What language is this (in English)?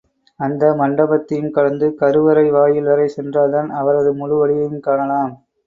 Tamil